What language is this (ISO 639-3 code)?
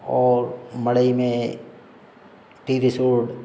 hin